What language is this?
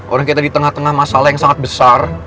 Indonesian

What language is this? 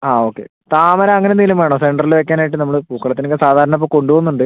Malayalam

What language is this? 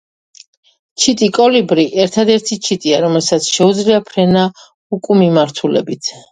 Georgian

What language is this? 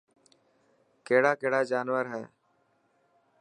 Dhatki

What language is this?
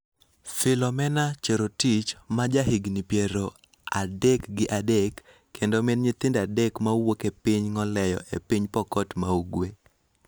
Luo (Kenya and Tanzania)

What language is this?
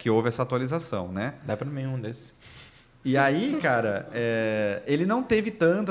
Portuguese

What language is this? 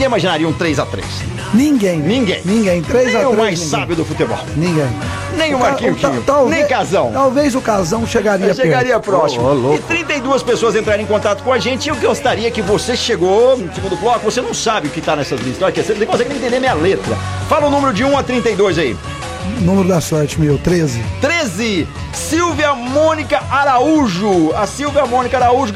Portuguese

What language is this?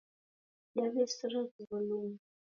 Taita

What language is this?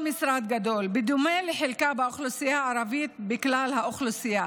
Hebrew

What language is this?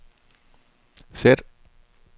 Danish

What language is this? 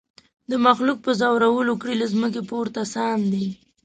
Pashto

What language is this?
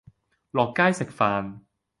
Cantonese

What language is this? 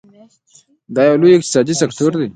Pashto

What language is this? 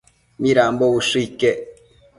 Matsés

